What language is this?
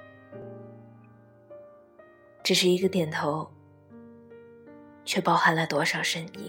Chinese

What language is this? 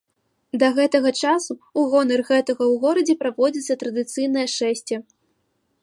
Belarusian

